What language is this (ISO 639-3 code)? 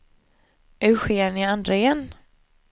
swe